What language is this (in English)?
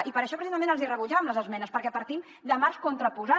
Catalan